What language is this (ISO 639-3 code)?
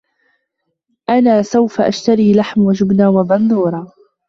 ara